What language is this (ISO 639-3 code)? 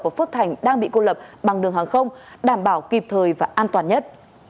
vie